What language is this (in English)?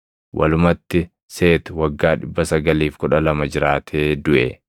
Oromo